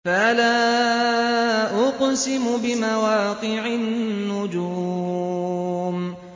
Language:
Arabic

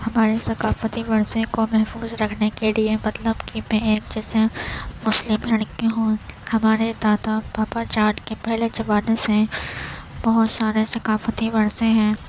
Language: Urdu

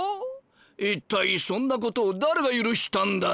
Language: Japanese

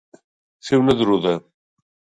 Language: Catalan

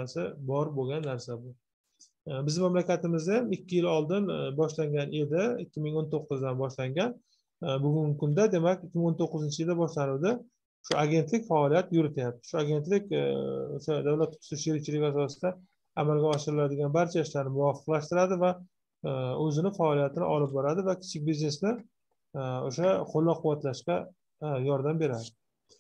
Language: Turkish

